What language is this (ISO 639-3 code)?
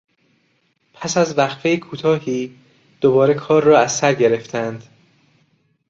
fas